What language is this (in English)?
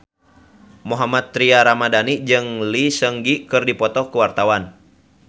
Sundanese